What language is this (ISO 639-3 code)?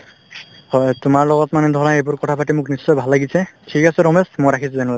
asm